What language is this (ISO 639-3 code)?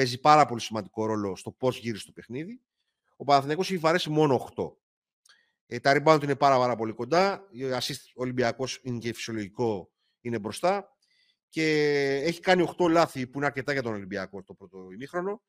ell